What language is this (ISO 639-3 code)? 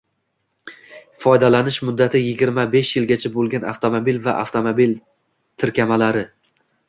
uzb